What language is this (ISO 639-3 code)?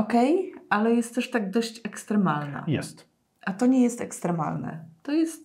pol